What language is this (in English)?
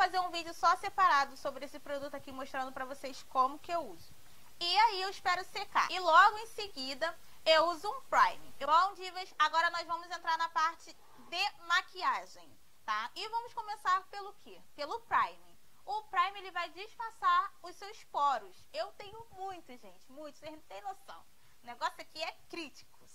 Portuguese